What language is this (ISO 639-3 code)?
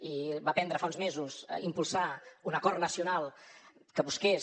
cat